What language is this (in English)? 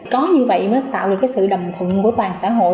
Vietnamese